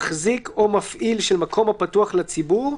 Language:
Hebrew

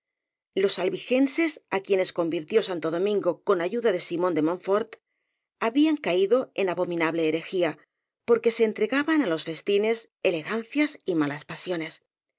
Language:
Spanish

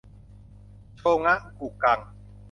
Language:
Thai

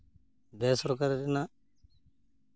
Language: Santali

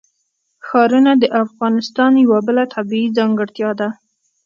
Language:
Pashto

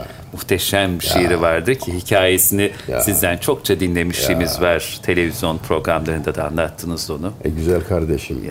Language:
Turkish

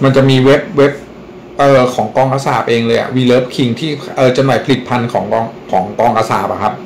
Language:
Thai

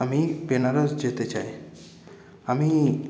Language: Bangla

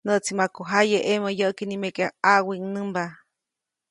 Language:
Copainalá Zoque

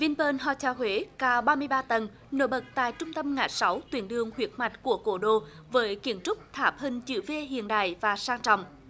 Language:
Vietnamese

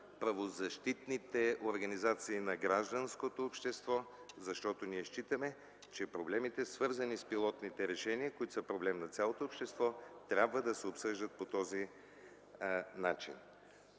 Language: Bulgarian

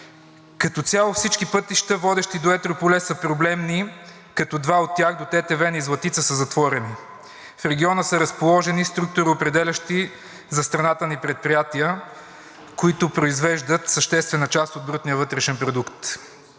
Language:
Bulgarian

